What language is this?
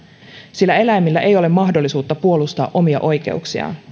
Finnish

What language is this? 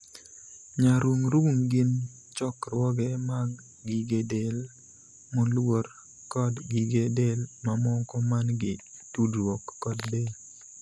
Luo (Kenya and Tanzania)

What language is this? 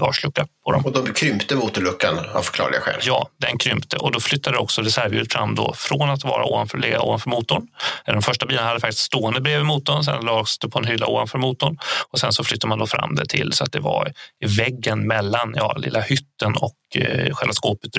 Swedish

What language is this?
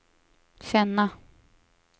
Swedish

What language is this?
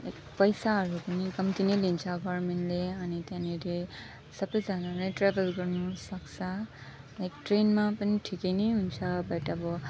Nepali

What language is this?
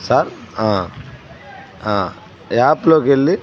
Telugu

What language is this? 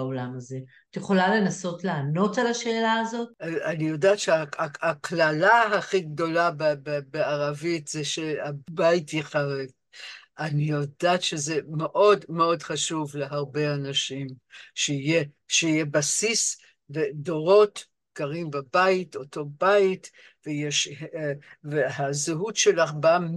Hebrew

